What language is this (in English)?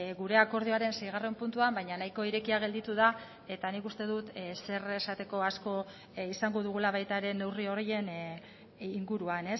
Basque